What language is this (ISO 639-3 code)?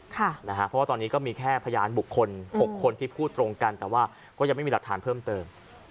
tha